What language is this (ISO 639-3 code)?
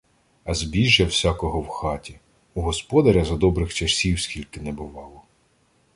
ukr